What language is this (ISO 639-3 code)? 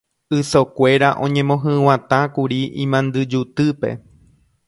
grn